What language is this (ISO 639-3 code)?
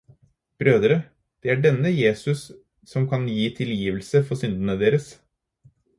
nob